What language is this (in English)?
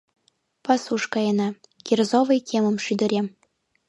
Mari